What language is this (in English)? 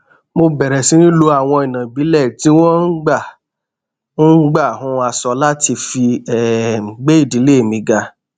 Yoruba